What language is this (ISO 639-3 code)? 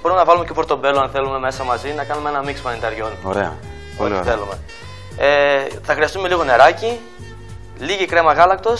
ell